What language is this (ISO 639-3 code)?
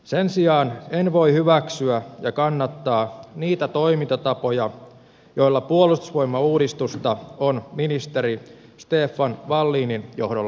fin